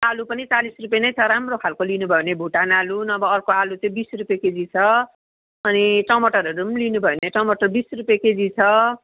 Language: Nepali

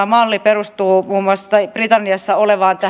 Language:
Finnish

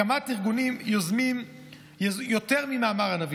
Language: Hebrew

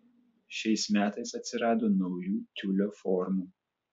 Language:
Lithuanian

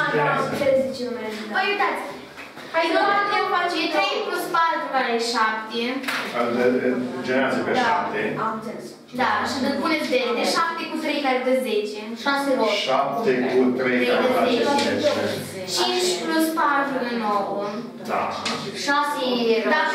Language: Romanian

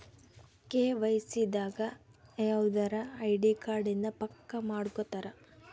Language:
Kannada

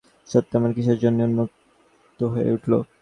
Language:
Bangla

